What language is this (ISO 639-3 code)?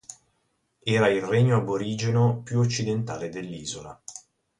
ita